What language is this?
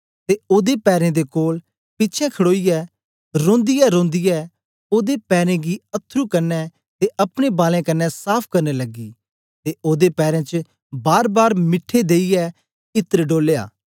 Dogri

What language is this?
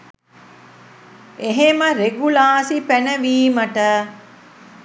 Sinhala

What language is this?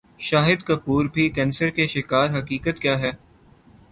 Urdu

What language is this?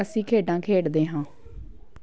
Punjabi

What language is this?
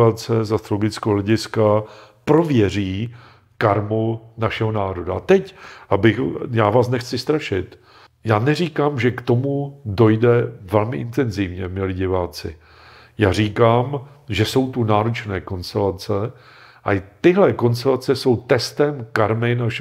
Czech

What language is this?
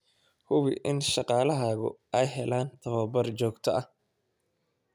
Somali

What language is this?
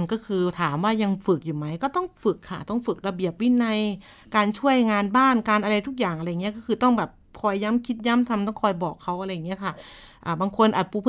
Thai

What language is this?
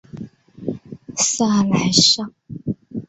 Chinese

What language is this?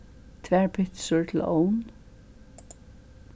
Faroese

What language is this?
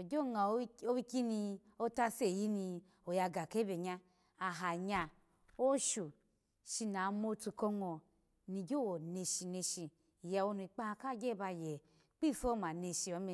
Alago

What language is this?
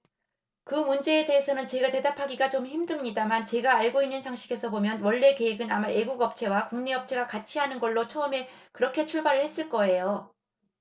Korean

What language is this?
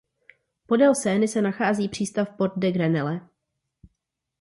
Czech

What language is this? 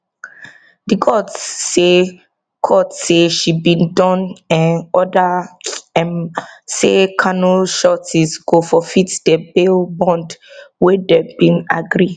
Nigerian Pidgin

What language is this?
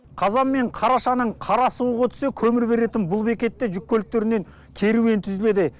Kazakh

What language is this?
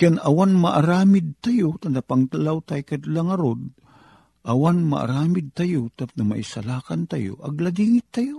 Filipino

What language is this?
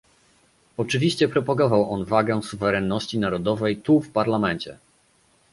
Polish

